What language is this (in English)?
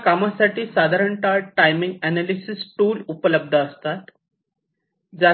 Marathi